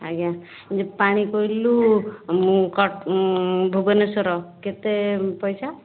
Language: Odia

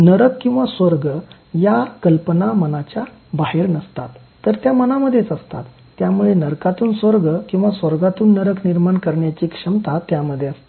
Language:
Marathi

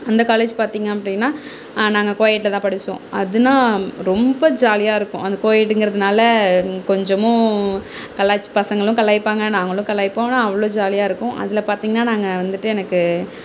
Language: Tamil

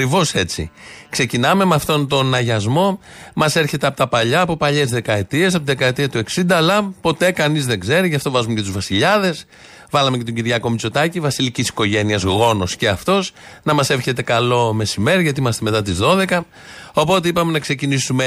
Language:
Greek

